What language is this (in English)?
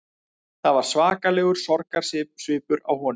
Icelandic